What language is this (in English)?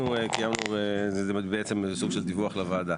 Hebrew